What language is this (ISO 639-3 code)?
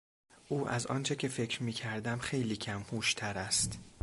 fas